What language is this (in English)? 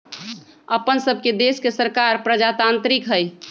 Magahi